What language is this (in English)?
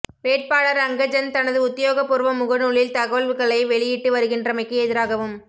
Tamil